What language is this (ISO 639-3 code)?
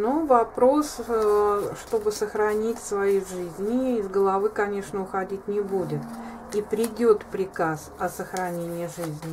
rus